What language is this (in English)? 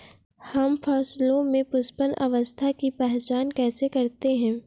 Hindi